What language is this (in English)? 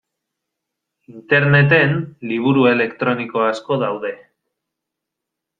Basque